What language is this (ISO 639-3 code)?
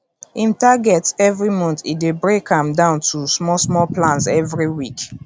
pcm